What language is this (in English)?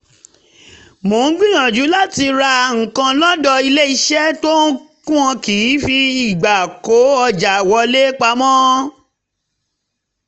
Yoruba